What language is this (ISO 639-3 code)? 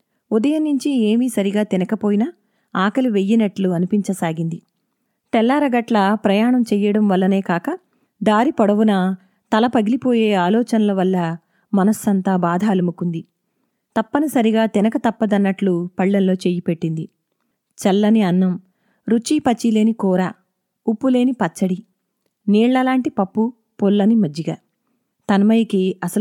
tel